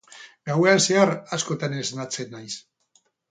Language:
Basque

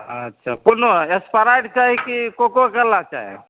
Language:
Maithili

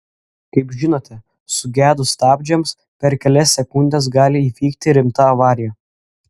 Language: Lithuanian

